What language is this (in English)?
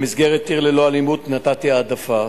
Hebrew